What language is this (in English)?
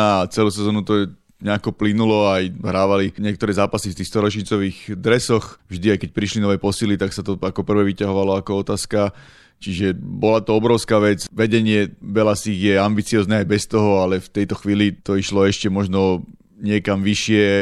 Slovak